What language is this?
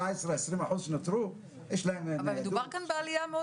Hebrew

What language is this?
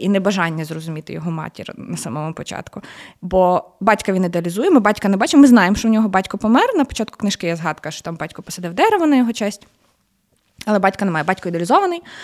Ukrainian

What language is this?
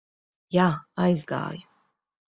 Latvian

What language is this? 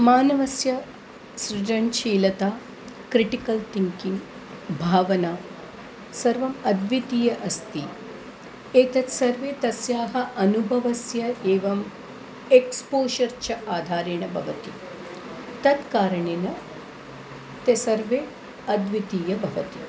Sanskrit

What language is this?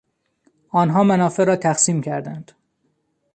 Persian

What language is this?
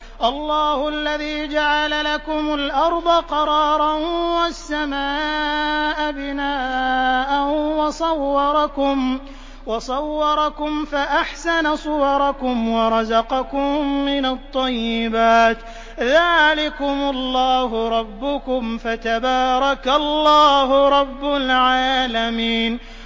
Arabic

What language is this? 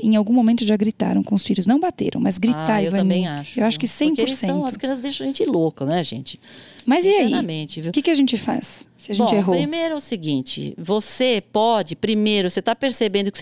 Portuguese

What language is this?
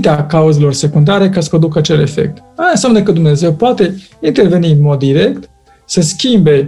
Romanian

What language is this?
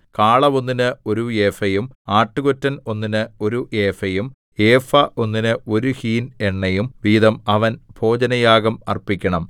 Malayalam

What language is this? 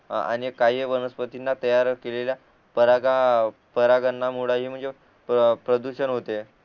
Marathi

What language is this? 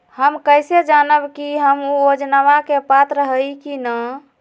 Magahi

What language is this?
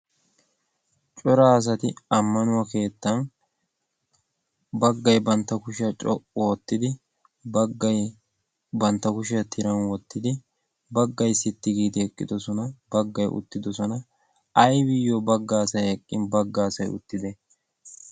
Wolaytta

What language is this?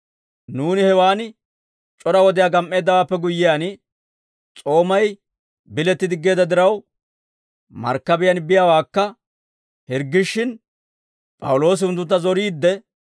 Dawro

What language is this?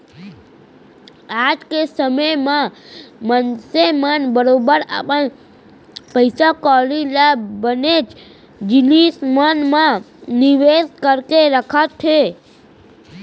Chhattisgarhi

